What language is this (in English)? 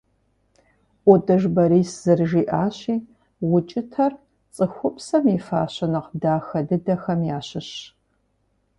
Kabardian